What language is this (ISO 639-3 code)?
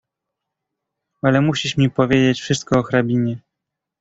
pol